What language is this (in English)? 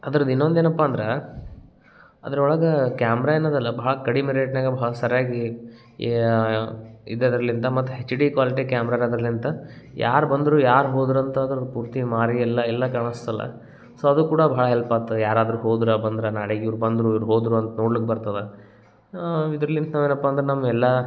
Kannada